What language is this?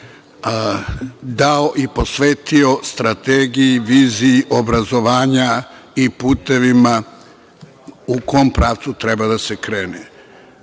Serbian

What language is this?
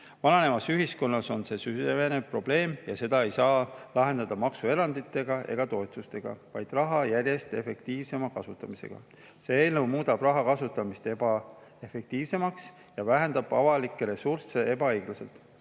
Estonian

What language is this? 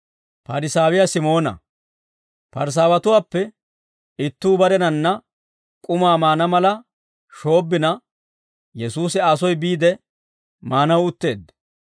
Dawro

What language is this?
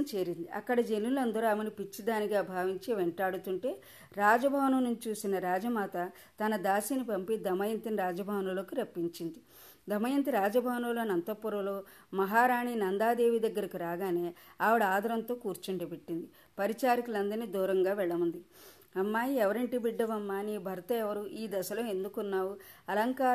Telugu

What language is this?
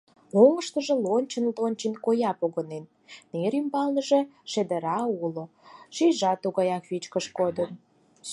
Mari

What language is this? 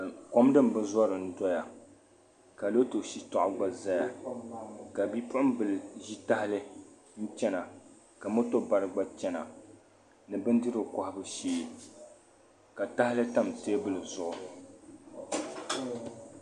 Dagbani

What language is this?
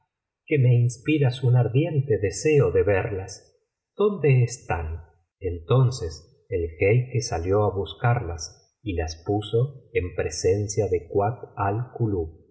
Spanish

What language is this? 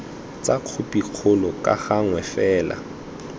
Tswana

